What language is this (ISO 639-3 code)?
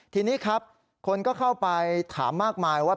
tha